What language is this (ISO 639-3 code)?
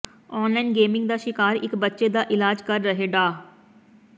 pan